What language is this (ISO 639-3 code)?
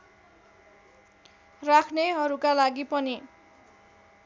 nep